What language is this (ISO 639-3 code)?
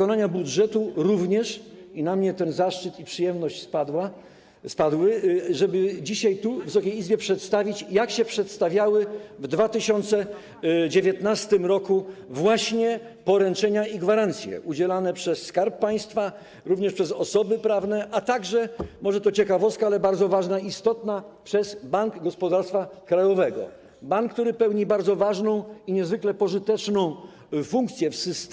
pol